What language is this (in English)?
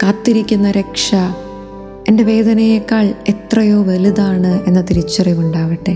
Malayalam